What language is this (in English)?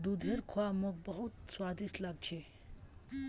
Magahi